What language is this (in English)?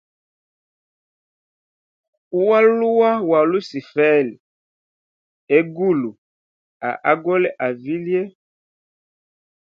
Hemba